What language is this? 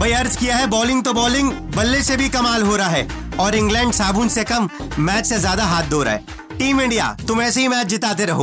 Punjabi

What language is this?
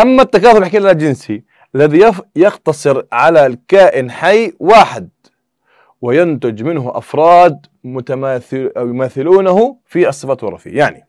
Arabic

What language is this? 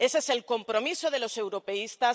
Spanish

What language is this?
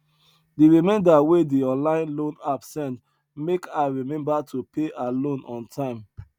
Nigerian Pidgin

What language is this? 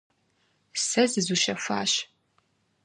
Kabardian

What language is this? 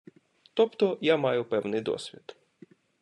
Ukrainian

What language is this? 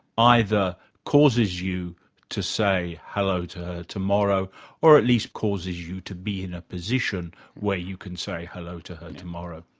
English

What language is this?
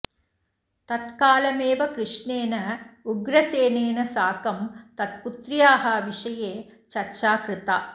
Sanskrit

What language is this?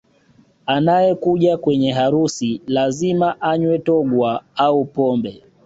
Swahili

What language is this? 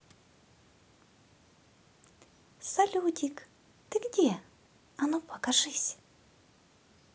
Russian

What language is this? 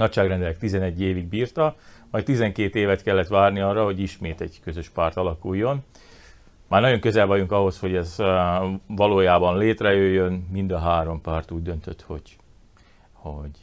Hungarian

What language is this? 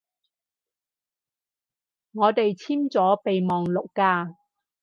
Cantonese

